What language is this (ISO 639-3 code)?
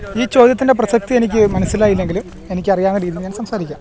mal